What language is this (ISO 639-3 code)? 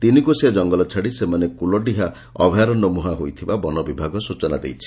ori